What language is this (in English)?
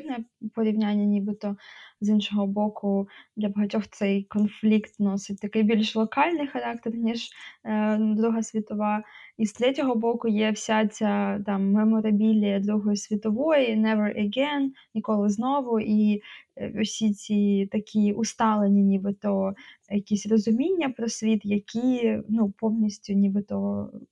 Ukrainian